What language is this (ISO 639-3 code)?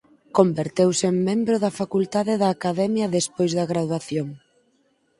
glg